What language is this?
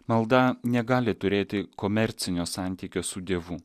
Lithuanian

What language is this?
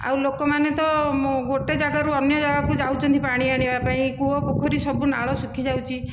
Odia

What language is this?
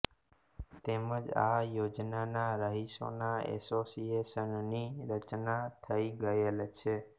Gujarati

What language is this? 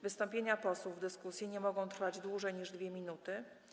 Polish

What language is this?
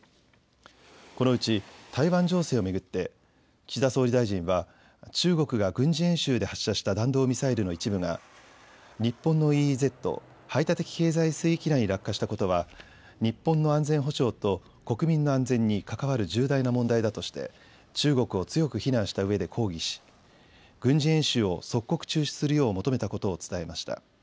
Japanese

